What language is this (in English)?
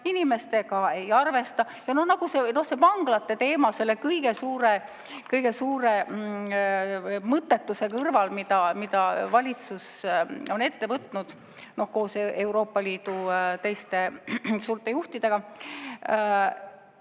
Estonian